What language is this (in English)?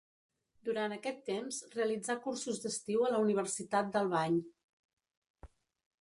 Catalan